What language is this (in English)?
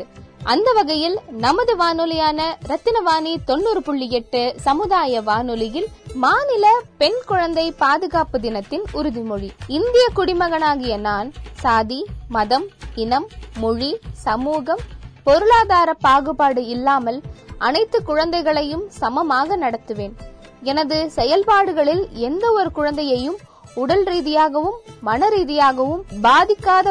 Tamil